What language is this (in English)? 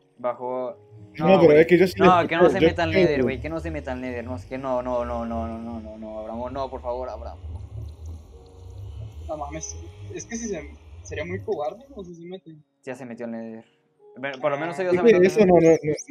Spanish